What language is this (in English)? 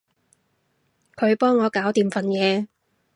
Cantonese